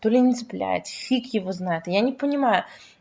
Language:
Russian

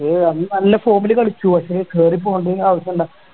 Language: Malayalam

